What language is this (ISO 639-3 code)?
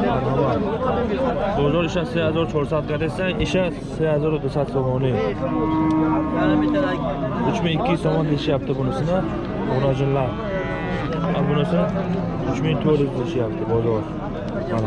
tur